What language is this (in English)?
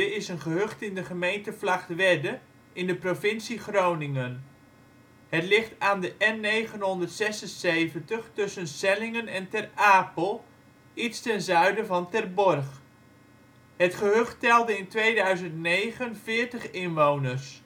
Dutch